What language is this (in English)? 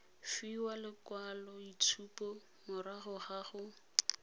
Tswana